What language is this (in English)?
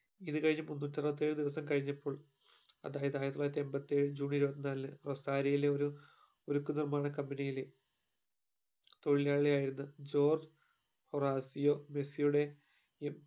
Malayalam